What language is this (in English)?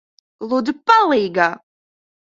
Latvian